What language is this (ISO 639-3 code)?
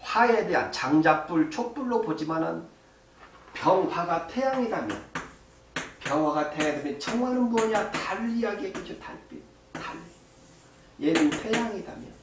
kor